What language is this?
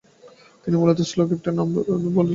Bangla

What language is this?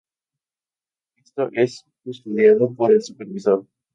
Spanish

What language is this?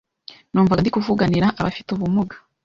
Kinyarwanda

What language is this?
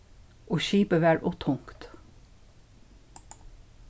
Faroese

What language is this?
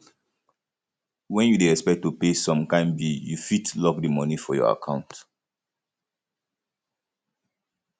Nigerian Pidgin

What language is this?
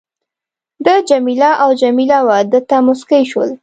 Pashto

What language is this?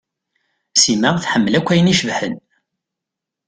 Kabyle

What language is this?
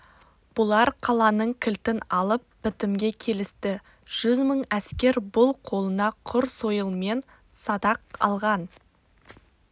Kazakh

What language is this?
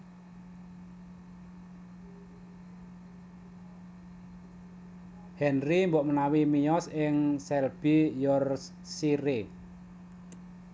Javanese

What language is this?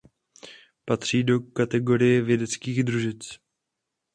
Czech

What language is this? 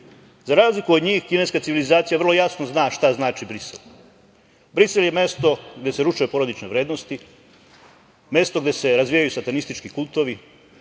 Serbian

